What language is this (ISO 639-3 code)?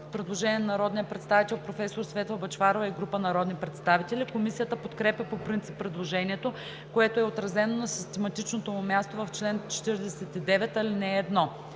bul